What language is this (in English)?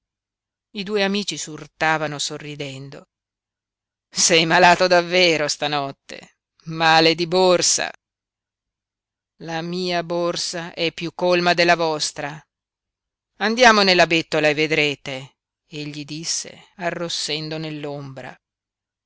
Italian